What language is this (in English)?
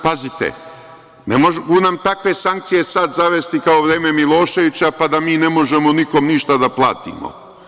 Serbian